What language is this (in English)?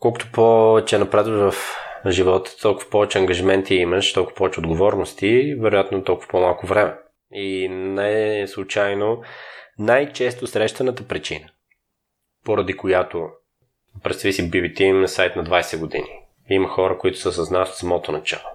Bulgarian